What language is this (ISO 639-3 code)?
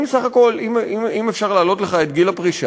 heb